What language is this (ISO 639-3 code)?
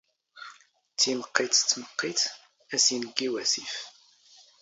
zgh